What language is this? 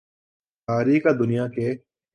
Urdu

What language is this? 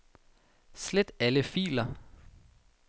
Danish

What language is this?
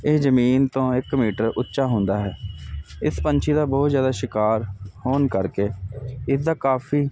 Punjabi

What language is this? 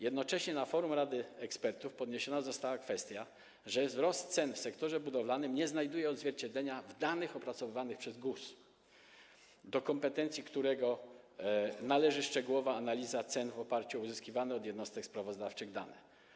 Polish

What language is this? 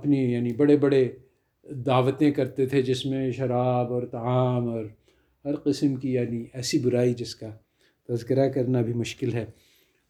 Urdu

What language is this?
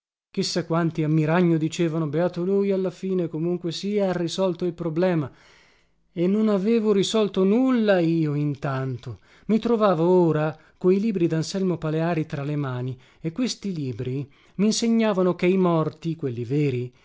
Italian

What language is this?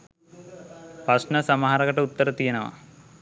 Sinhala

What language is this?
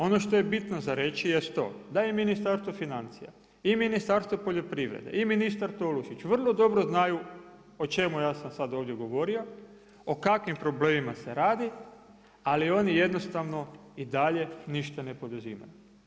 Croatian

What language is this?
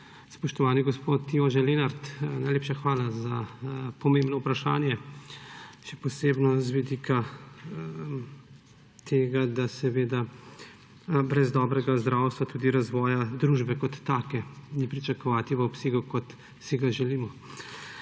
Slovenian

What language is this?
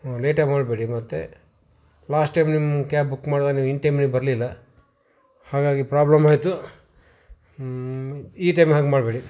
Kannada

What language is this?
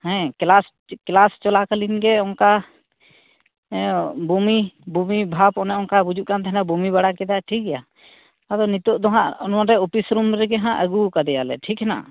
Santali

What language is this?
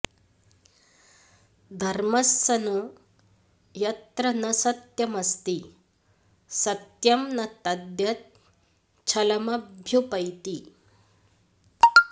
Sanskrit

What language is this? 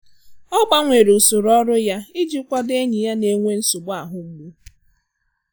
Igbo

